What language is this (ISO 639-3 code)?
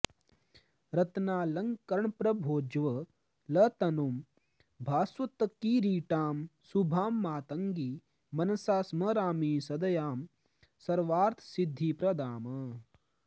san